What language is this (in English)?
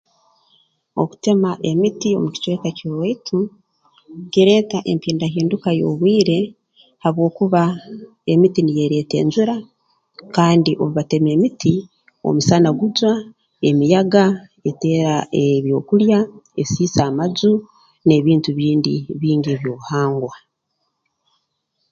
Tooro